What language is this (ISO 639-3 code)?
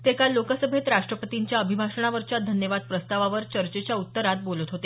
mar